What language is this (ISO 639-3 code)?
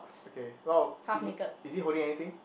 eng